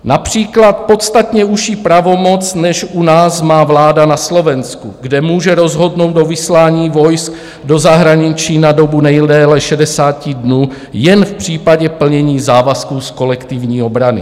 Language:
Czech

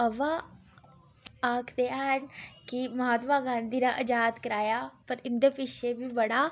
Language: Dogri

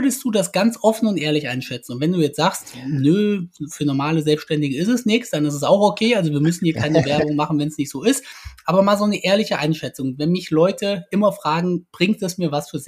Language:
German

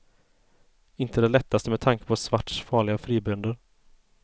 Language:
Swedish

